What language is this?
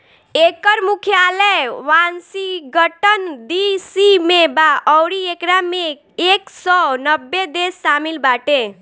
Bhojpuri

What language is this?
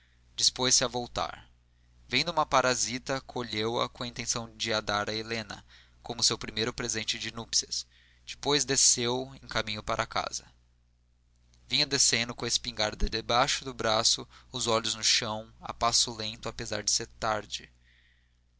Portuguese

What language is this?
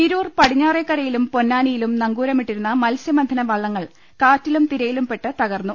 Malayalam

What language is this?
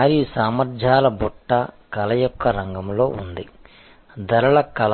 Telugu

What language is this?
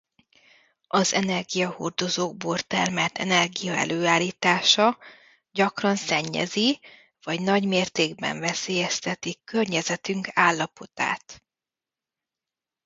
Hungarian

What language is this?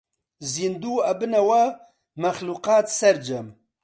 Central Kurdish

